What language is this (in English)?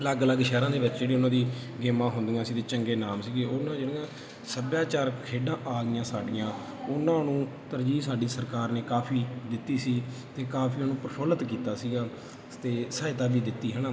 Punjabi